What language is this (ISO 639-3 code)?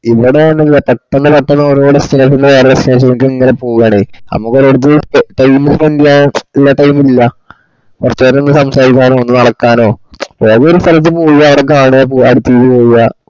mal